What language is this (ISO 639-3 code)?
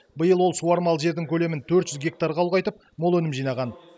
kaz